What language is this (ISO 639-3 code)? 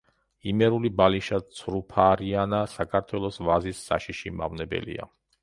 kat